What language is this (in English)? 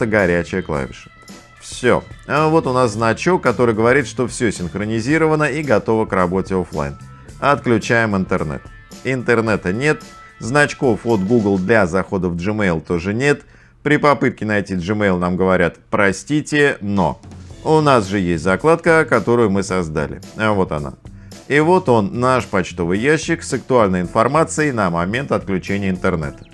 Russian